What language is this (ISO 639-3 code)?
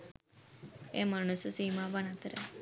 sin